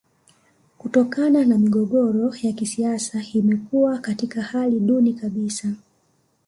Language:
Swahili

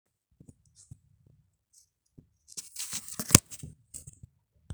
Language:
Masai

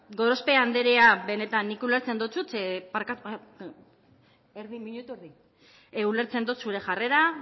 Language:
Basque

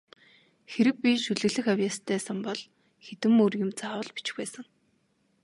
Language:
Mongolian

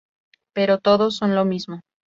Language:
Spanish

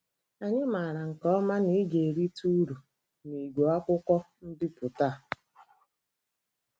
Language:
Igbo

